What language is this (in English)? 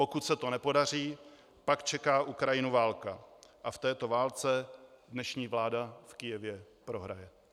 Czech